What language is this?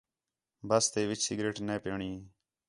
Khetrani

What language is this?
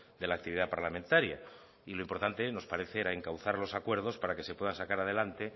Spanish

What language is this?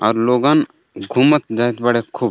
Bhojpuri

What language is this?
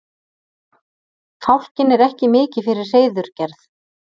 Icelandic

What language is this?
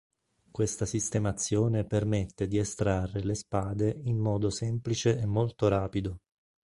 Italian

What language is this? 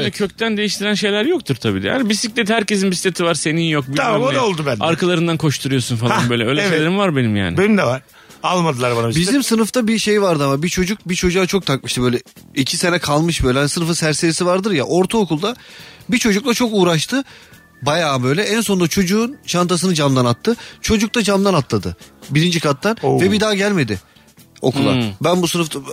Turkish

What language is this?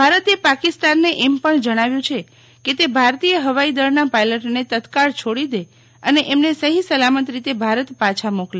Gujarati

